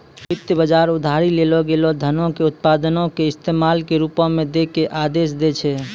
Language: Maithili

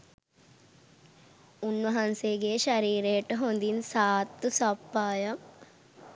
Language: Sinhala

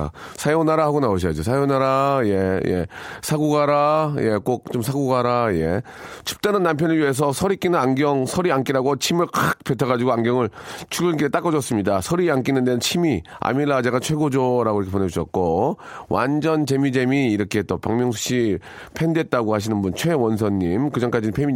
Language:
Korean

